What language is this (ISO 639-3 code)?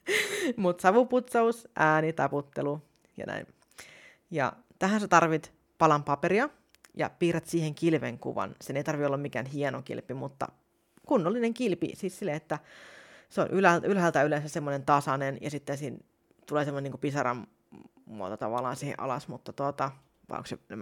fin